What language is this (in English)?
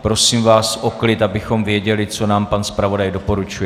Czech